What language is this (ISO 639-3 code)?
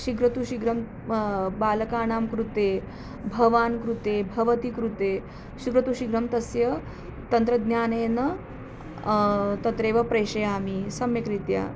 san